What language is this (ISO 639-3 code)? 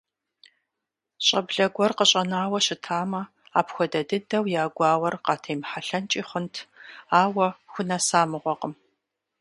kbd